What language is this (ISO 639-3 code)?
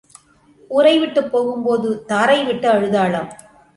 tam